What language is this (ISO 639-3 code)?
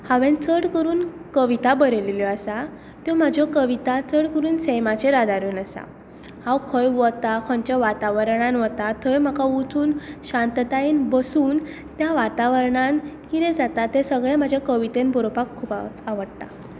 kok